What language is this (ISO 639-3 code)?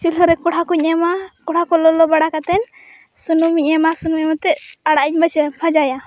sat